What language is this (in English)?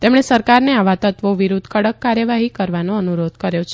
Gujarati